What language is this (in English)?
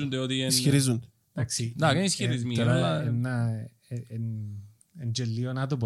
Greek